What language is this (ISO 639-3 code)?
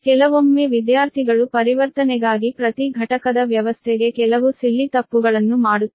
kan